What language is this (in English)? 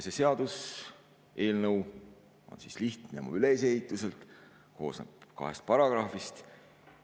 Estonian